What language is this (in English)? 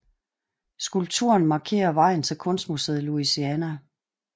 Danish